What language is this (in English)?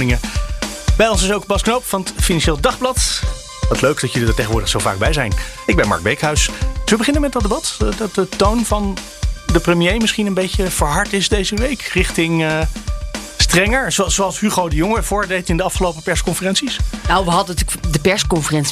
Dutch